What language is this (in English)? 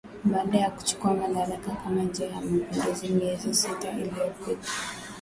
Swahili